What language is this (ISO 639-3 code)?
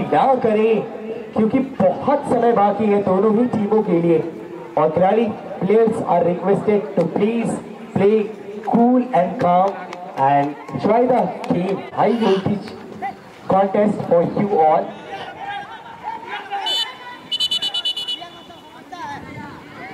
hin